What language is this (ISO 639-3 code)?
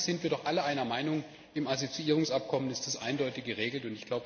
deu